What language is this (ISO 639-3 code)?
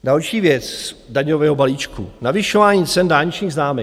ces